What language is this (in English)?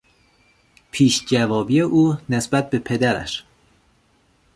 Persian